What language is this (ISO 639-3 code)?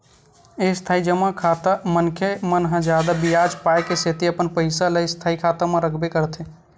hne